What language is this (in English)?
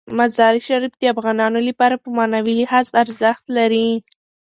Pashto